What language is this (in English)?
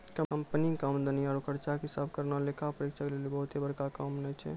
Maithili